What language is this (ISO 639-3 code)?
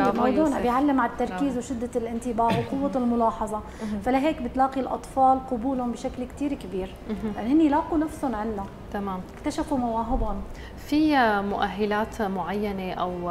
ara